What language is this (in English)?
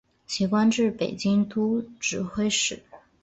Chinese